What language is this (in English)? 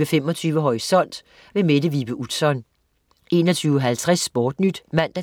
Danish